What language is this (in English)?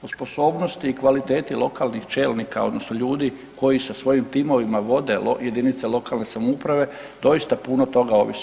Croatian